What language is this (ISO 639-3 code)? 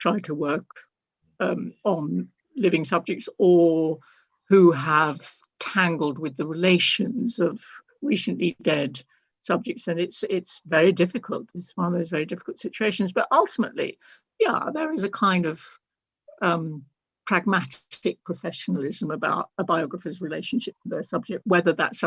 eng